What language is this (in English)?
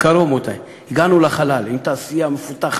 Hebrew